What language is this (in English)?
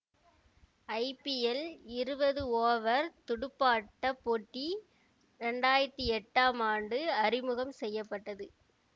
Tamil